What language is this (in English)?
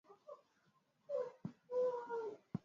Swahili